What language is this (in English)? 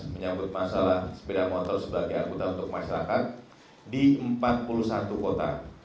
Indonesian